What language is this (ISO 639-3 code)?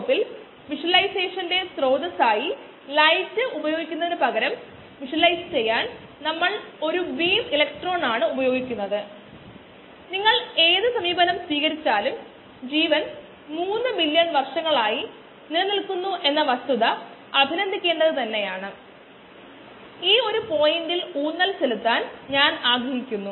mal